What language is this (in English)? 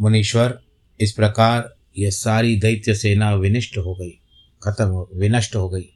Hindi